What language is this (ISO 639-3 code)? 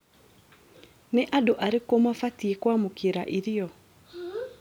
kik